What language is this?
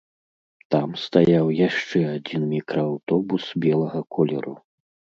Belarusian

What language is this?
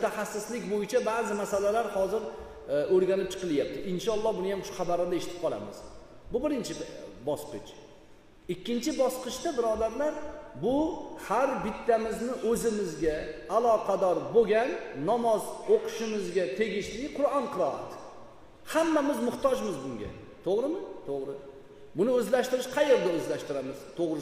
Turkish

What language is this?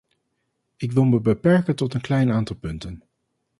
Dutch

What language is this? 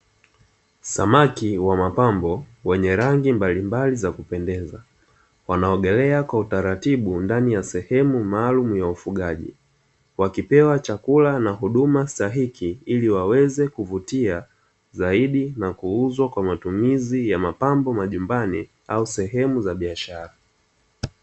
Swahili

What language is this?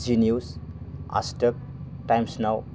Bodo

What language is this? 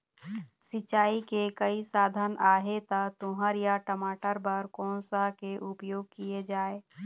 Chhattisgarhi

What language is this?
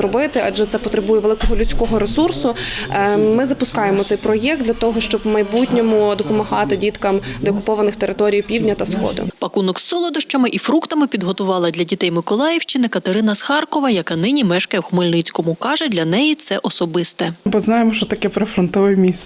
Ukrainian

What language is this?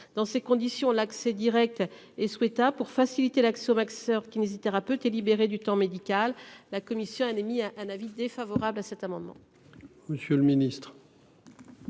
French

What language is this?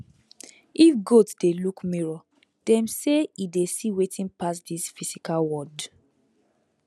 Nigerian Pidgin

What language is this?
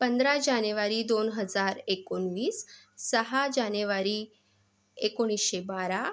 Marathi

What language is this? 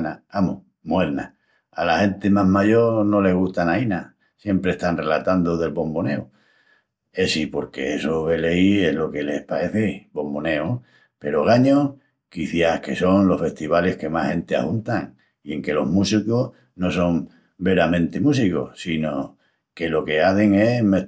Extremaduran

